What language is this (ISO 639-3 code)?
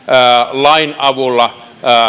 fin